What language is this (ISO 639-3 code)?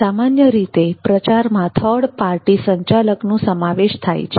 guj